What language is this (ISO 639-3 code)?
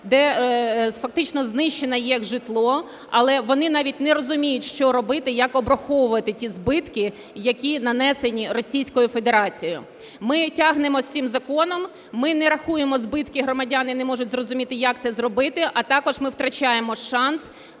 ukr